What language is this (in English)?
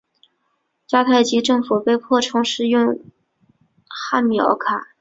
Chinese